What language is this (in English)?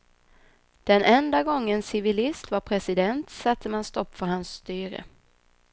Swedish